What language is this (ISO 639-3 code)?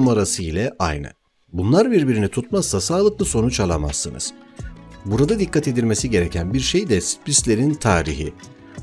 tur